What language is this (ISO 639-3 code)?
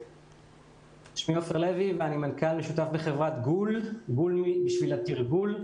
heb